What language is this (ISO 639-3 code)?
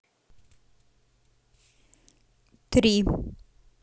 rus